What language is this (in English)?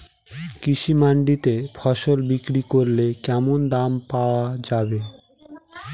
Bangla